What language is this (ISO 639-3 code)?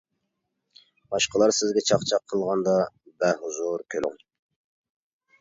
uig